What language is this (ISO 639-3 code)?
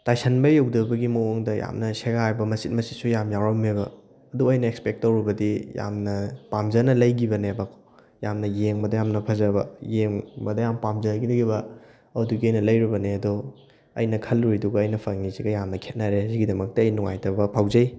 mni